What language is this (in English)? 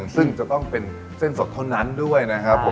Thai